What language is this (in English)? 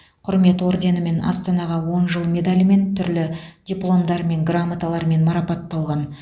Kazakh